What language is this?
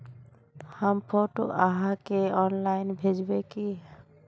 Magahi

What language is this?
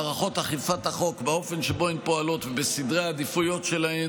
Hebrew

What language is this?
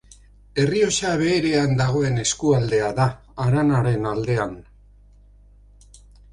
Basque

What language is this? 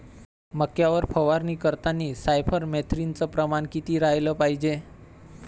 Marathi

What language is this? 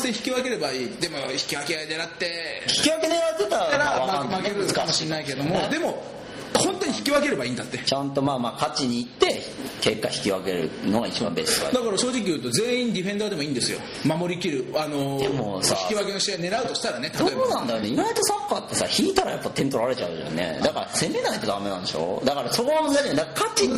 Japanese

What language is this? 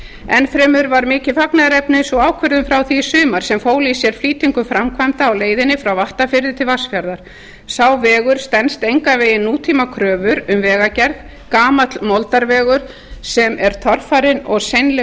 Icelandic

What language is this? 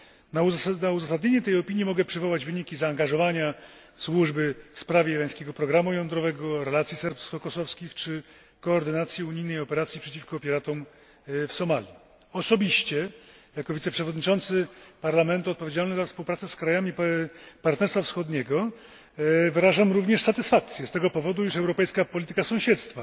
Polish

